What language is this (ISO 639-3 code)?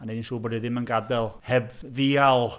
cym